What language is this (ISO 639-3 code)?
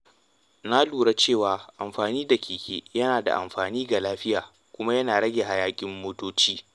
hau